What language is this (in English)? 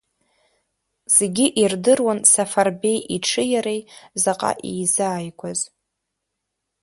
Abkhazian